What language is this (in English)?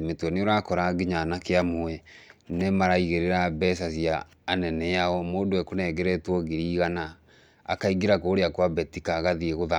Kikuyu